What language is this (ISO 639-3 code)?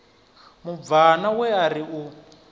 ven